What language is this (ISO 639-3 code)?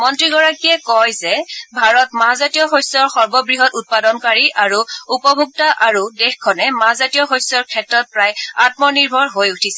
asm